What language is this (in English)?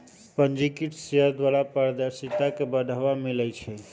Magahi